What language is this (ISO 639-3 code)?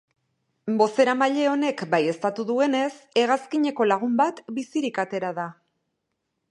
eus